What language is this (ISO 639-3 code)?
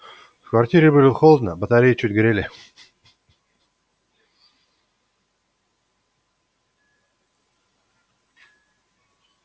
rus